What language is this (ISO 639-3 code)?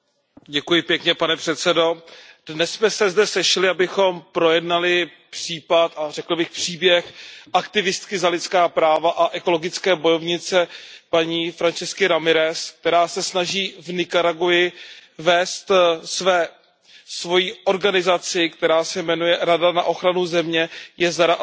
ces